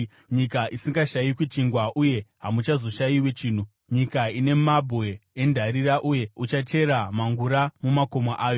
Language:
Shona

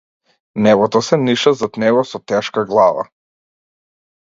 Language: Macedonian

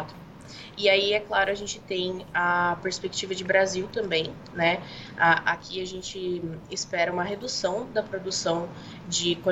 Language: Portuguese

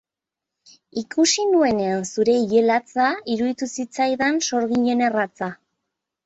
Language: Basque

